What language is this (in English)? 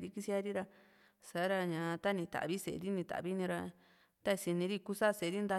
Juxtlahuaca Mixtec